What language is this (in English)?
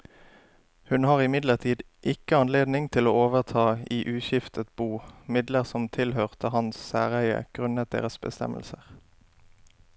Norwegian